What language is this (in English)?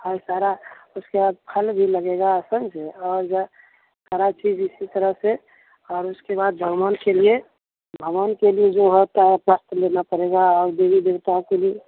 Hindi